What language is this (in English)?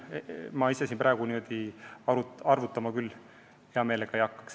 Estonian